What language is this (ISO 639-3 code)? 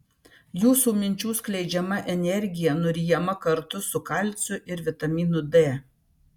lit